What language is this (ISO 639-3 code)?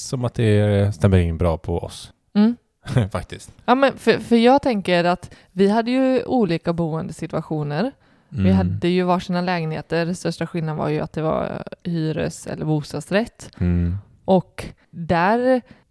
swe